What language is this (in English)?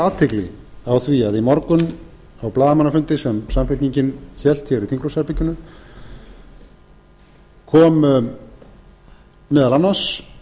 Icelandic